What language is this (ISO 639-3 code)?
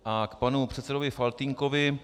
ces